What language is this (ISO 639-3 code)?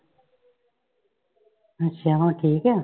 pan